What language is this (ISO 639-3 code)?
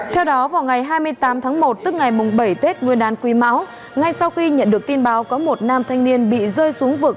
vie